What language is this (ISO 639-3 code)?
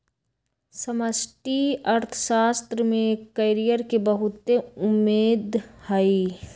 mag